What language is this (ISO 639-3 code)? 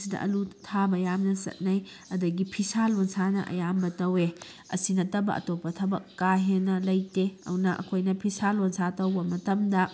mni